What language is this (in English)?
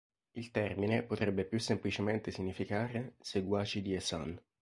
Italian